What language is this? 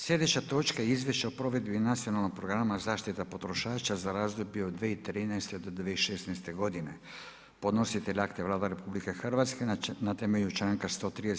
Croatian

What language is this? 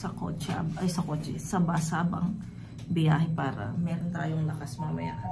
Filipino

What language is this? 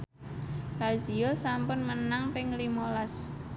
Javanese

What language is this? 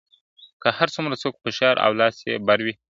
Pashto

